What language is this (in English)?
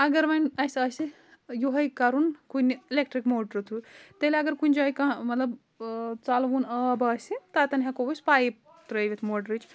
Kashmiri